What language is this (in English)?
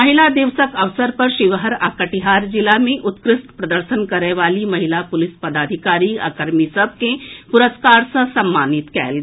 Maithili